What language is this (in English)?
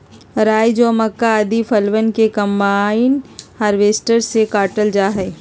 Magahi